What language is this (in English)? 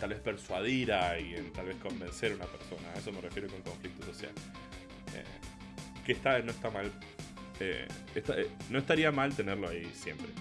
Spanish